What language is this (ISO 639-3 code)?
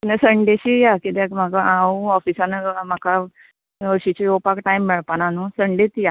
kok